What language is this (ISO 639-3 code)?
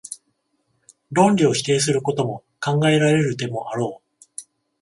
jpn